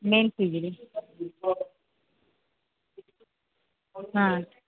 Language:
Odia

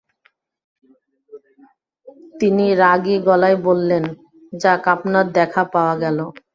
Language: Bangla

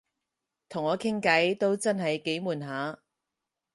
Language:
Cantonese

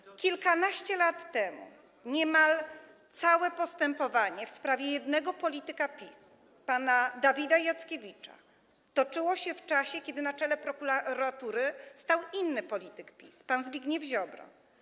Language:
Polish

